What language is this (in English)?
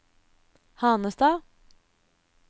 Norwegian